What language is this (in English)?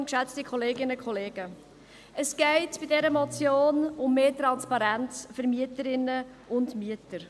Swiss German